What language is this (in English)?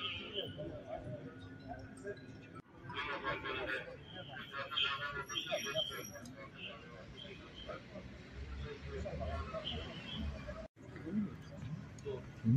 Turkish